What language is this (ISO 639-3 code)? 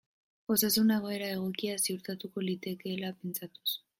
eus